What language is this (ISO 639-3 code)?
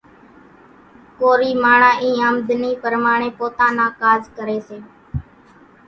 gjk